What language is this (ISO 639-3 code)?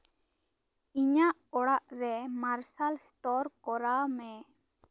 sat